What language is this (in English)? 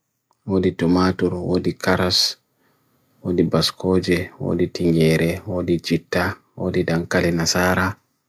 Bagirmi Fulfulde